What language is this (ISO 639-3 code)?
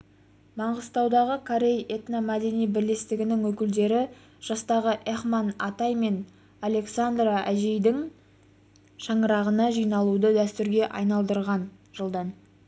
kaz